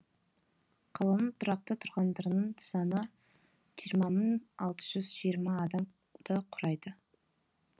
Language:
Kazakh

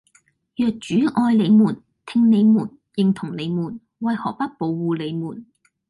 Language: Cantonese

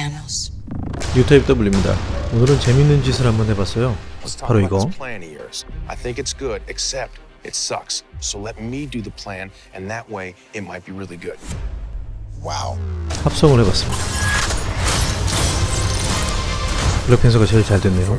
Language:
Korean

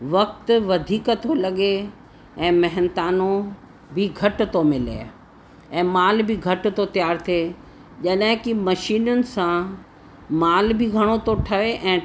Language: Sindhi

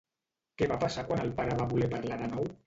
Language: Catalan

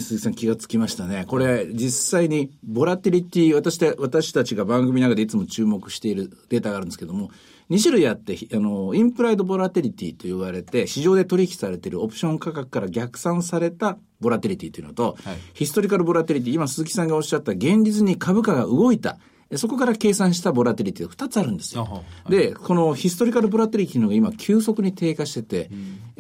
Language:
Japanese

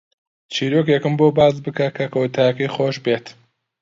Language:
Central Kurdish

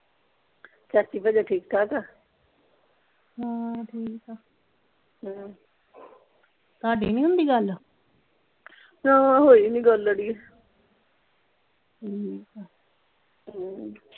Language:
Punjabi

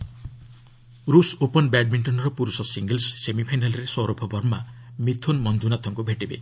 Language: Odia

